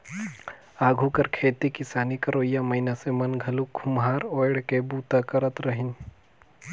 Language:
Chhattisgarhi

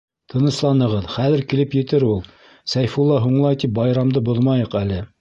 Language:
Bashkir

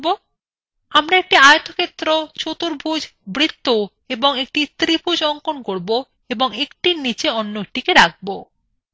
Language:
Bangla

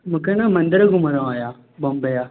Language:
Sindhi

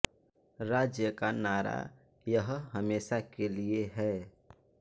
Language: Hindi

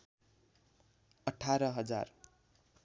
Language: Nepali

